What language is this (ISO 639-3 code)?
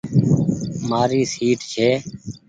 gig